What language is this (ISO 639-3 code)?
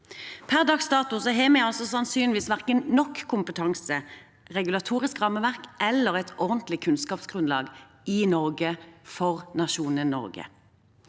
nor